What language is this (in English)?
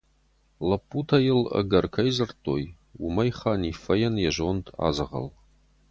Ossetic